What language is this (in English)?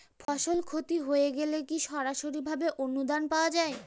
Bangla